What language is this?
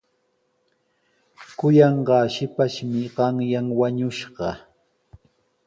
Sihuas Ancash Quechua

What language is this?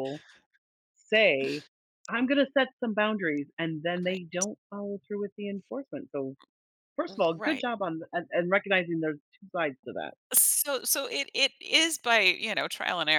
English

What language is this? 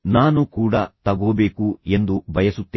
Kannada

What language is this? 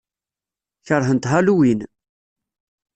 Kabyle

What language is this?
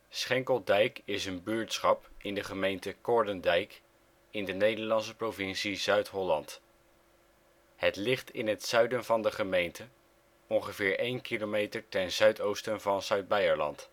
Dutch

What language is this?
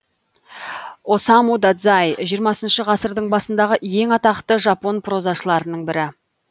Kazakh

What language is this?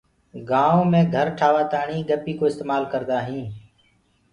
Gurgula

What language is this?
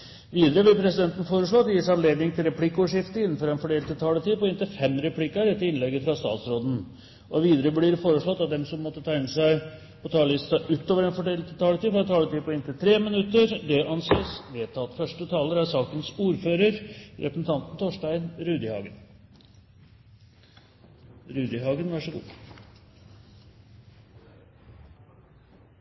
Norwegian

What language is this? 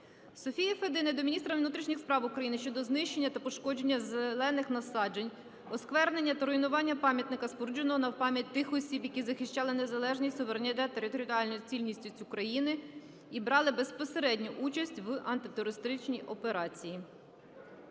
Ukrainian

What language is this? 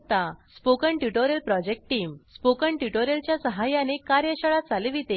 Marathi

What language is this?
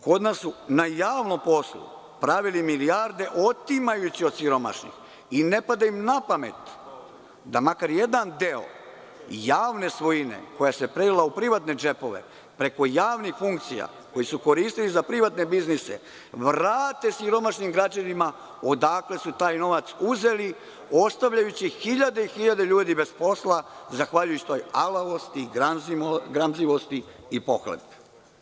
Serbian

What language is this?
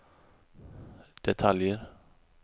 Swedish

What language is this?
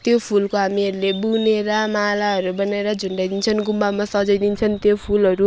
Nepali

